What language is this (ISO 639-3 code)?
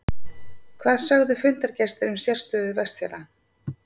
isl